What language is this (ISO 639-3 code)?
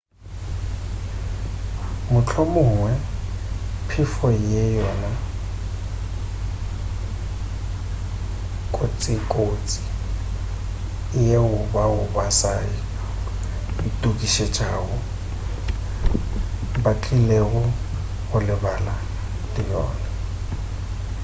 nso